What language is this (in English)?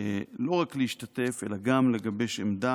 Hebrew